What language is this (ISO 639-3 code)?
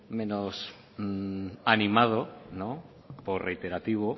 spa